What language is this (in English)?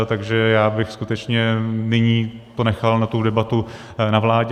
Czech